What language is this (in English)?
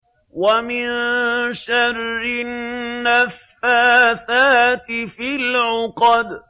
Arabic